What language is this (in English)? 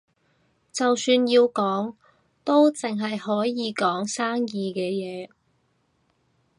Cantonese